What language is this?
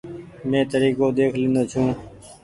Goaria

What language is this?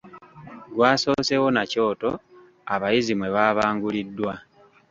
Ganda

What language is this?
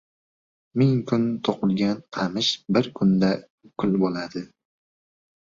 Uzbek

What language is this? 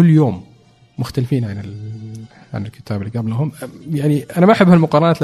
Arabic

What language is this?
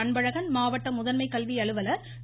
Tamil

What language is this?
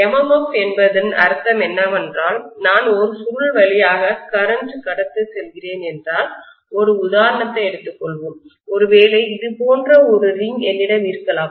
Tamil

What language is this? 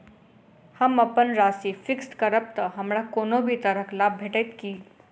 Maithili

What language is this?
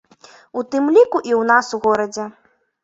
Belarusian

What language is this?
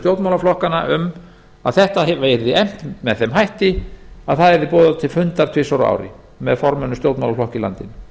Icelandic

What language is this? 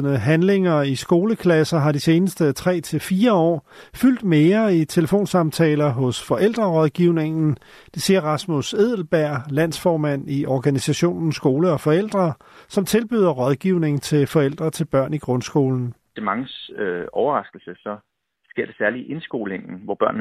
Danish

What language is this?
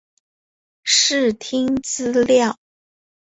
Chinese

